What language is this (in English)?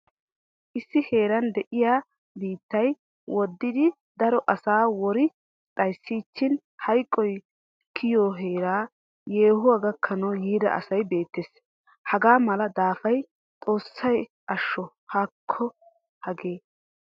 Wolaytta